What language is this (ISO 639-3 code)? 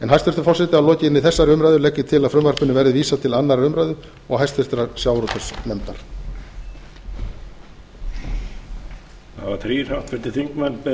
isl